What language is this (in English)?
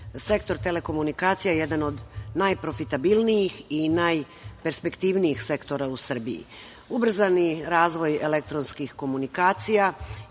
Serbian